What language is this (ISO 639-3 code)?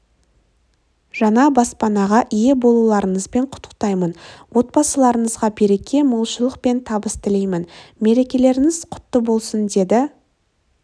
kaz